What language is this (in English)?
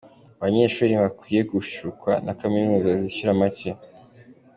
Kinyarwanda